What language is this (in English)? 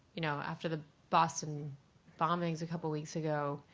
English